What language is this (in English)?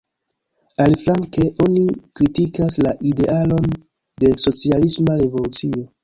Esperanto